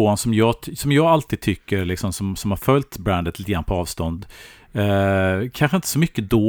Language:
Swedish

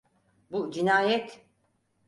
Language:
Turkish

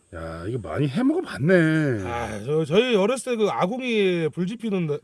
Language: Korean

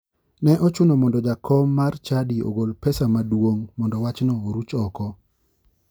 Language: Luo (Kenya and Tanzania)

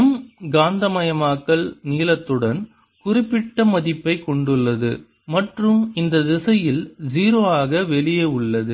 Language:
Tamil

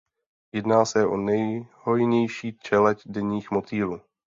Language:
Czech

